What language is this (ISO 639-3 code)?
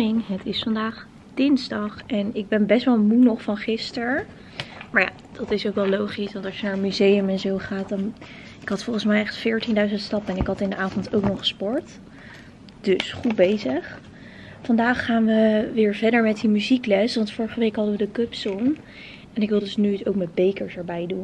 nld